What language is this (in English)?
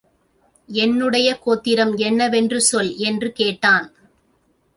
Tamil